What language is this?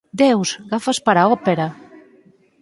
Galician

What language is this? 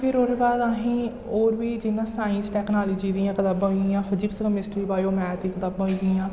Dogri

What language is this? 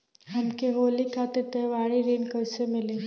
Bhojpuri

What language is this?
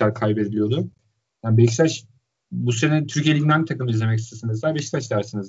Turkish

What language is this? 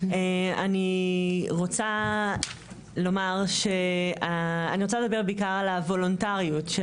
Hebrew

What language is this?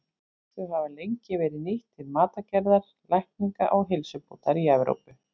Icelandic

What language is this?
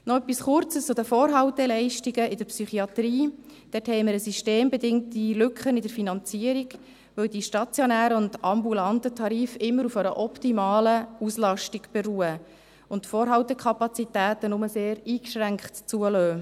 Swiss German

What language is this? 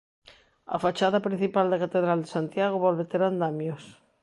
Galician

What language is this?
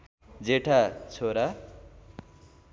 Nepali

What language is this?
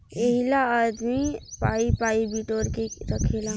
Bhojpuri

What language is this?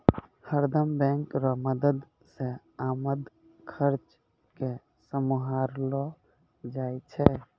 Maithili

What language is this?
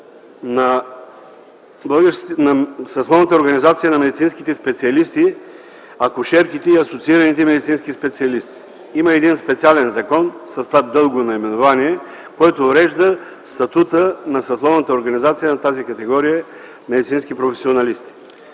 Bulgarian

